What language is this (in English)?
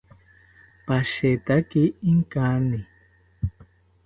South Ucayali Ashéninka